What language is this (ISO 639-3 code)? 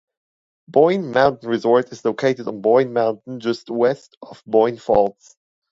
eng